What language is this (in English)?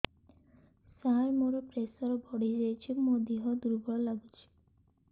Odia